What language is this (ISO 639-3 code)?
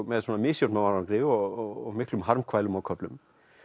isl